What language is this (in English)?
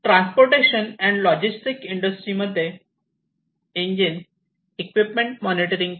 Marathi